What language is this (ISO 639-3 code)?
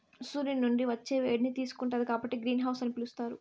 tel